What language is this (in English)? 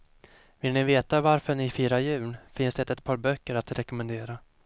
Swedish